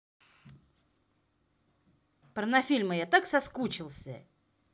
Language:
Russian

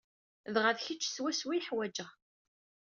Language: Kabyle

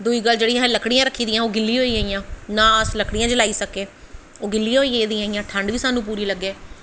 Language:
Dogri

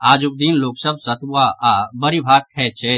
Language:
Maithili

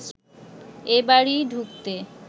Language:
Bangla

